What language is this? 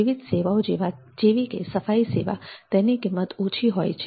Gujarati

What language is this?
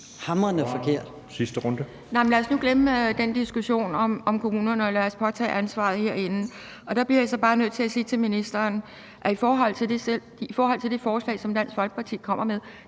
Danish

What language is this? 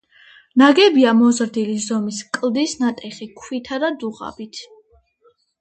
Georgian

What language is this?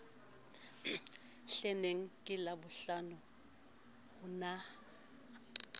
Southern Sotho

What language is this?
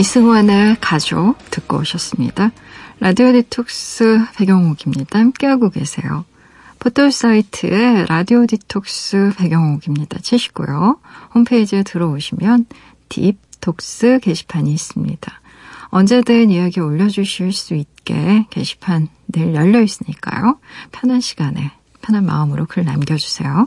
Korean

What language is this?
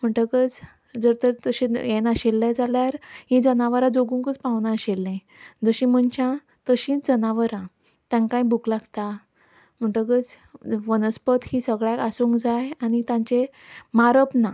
Konkani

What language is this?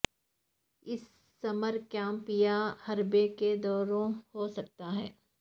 Urdu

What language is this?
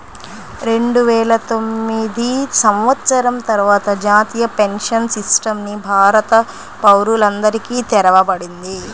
Telugu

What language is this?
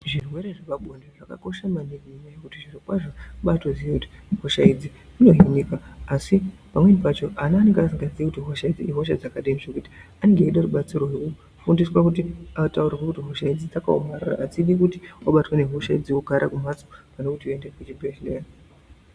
Ndau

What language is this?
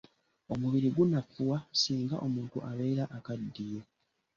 Ganda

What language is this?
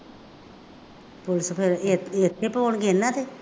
Punjabi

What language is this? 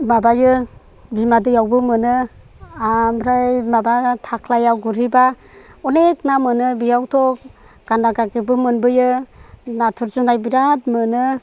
Bodo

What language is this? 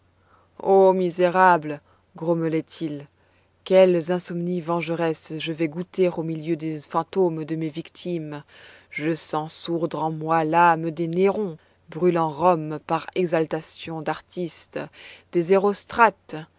French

